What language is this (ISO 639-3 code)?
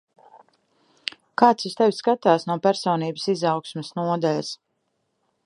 lav